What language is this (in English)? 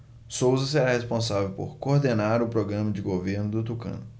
Portuguese